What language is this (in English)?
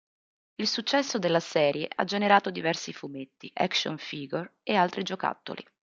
Italian